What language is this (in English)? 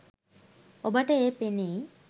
Sinhala